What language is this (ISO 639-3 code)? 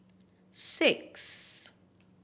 eng